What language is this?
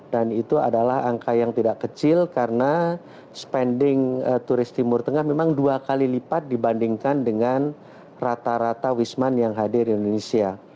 Indonesian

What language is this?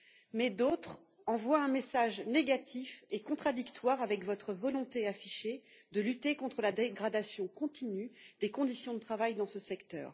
French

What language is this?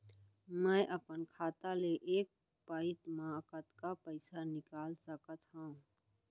Chhattisgarhi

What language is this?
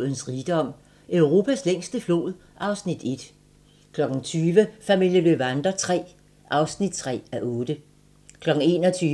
Danish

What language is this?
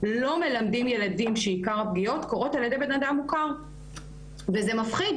Hebrew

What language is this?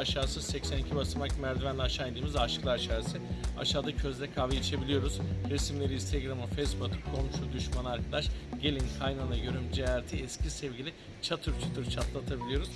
Turkish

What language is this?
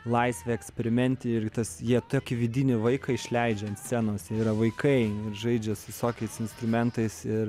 Lithuanian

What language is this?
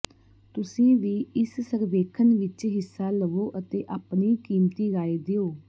Punjabi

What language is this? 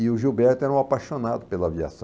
Portuguese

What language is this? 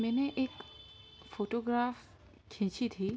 Urdu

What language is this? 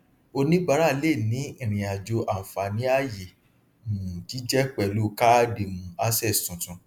Yoruba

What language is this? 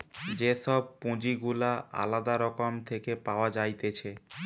Bangla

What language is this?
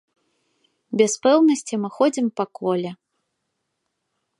Belarusian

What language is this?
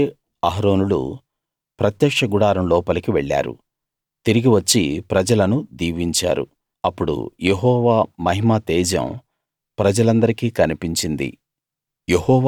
Telugu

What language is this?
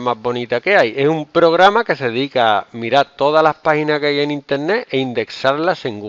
Spanish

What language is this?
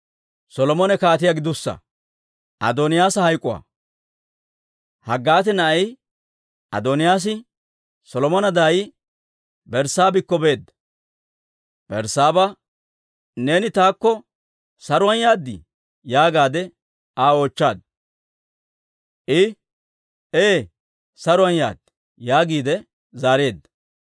Dawro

